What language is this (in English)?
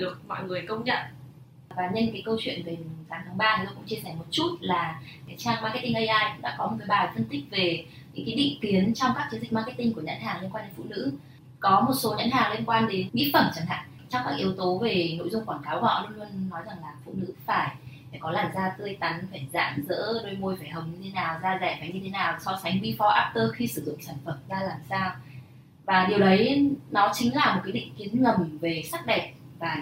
Vietnamese